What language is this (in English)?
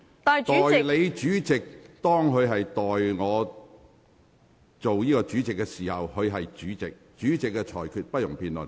Cantonese